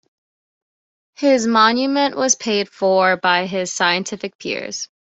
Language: English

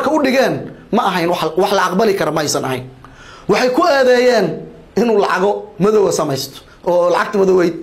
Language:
Arabic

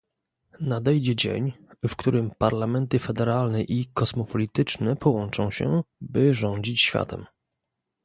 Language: Polish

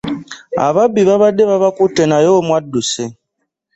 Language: Ganda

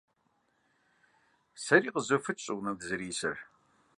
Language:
Kabardian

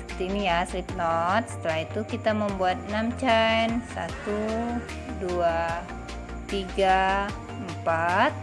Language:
Indonesian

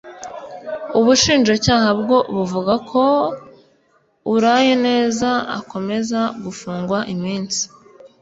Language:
Kinyarwanda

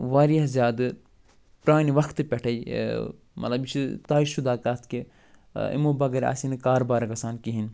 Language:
Kashmiri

